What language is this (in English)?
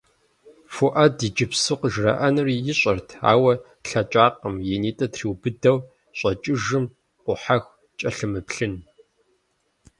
Kabardian